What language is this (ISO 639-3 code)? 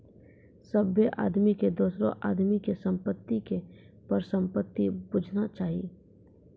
mai